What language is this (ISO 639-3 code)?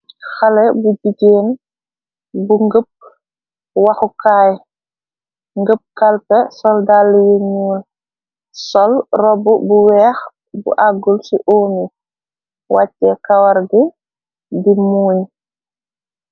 wol